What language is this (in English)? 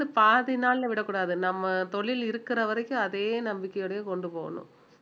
Tamil